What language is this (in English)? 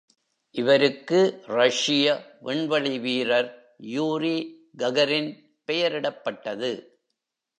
Tamil